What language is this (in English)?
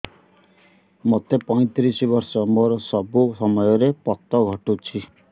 Odia